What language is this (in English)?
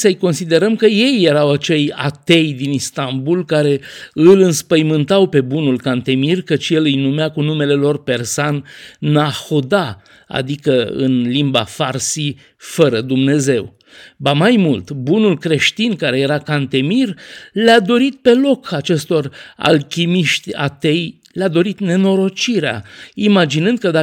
Romanian